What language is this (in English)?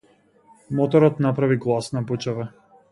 Macedonian